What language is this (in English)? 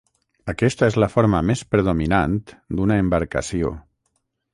Catalan